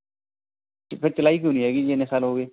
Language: Punjabi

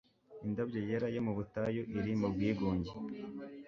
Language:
Kinyarwanda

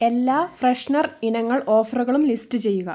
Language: Malayalam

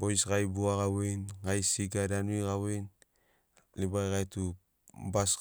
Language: Sinaugoro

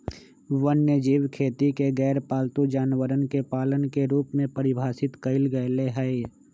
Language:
Magahi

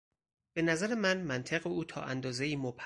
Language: Persian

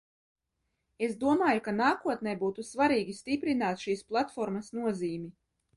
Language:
Latvian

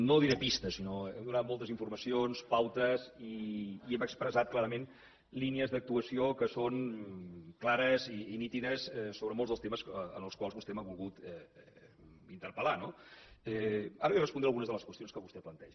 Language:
Catalan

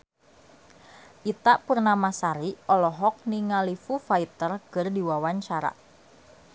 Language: Sundanese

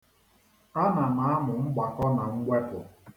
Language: Igbo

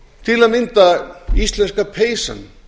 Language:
Icelandic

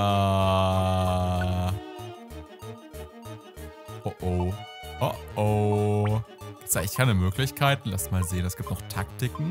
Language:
German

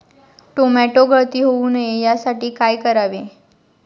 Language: Marathi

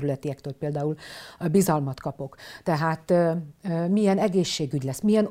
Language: Hungarian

